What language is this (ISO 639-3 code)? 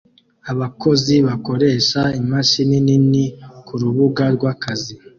kin